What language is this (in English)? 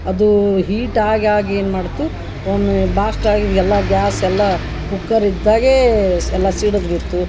Kannada